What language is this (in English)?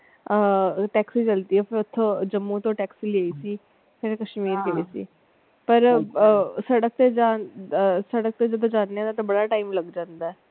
Punjabi